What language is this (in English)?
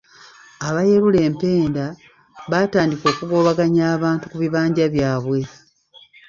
Ganda